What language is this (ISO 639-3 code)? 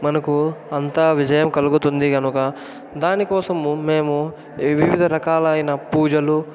tel